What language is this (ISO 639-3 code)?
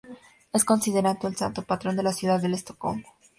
spa